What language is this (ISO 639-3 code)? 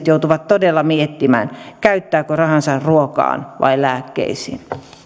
fin